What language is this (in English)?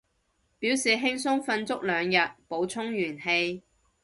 Cantonese